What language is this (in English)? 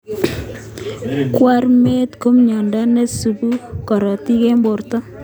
Kalenjin